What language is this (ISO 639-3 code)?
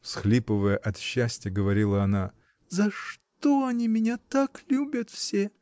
rus